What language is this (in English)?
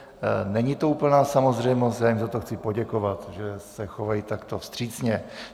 Czech